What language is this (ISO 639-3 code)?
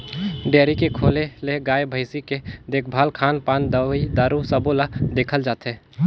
hne